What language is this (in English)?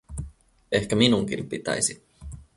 Finnish